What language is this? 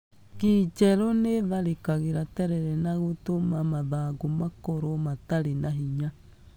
Kikuyu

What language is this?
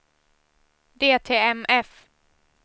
Swedish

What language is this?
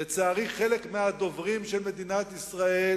Hebrew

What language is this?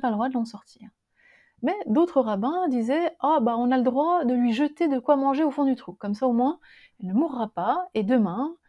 French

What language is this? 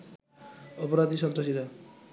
Bangla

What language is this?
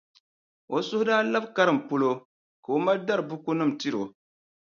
Dagbani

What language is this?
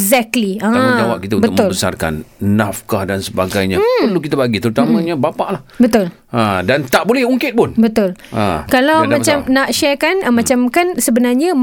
Malay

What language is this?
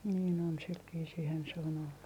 Finnish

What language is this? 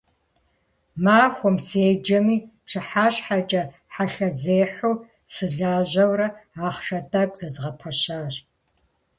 Kabardian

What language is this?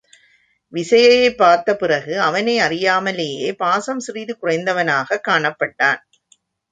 Tamil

